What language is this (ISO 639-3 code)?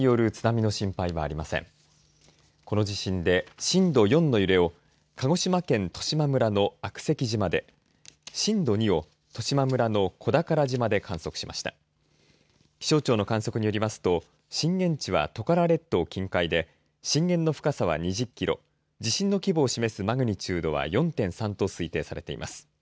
jpn